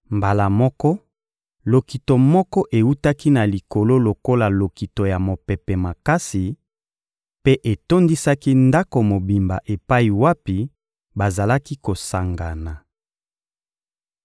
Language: Lingala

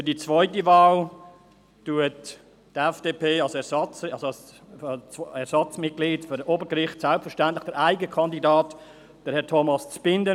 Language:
Swiss German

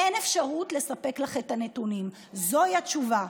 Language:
Hebrew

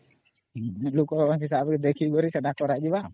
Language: Odia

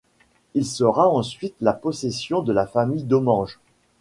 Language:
French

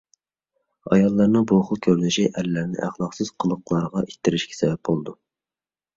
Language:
Uyghur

